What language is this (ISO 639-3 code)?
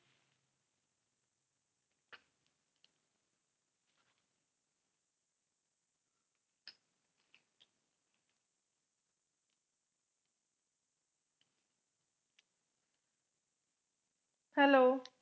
pan